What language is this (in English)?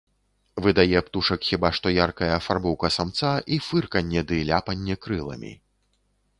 Belarusian